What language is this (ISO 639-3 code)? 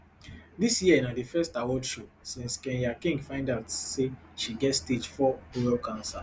pcm